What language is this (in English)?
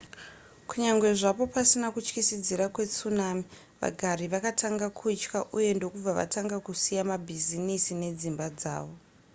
Shona